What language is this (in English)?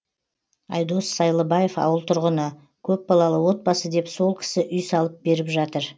Kazakh